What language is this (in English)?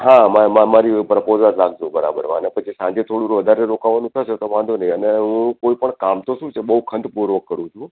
Gujarati